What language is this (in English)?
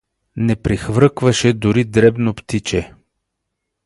Bulgarian